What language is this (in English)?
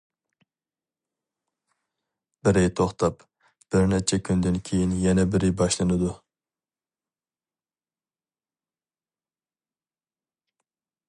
Uyghur